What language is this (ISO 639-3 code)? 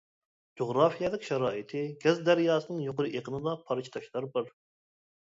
uig